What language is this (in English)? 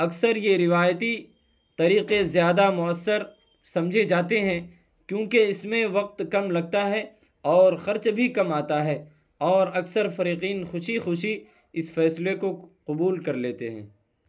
Urdu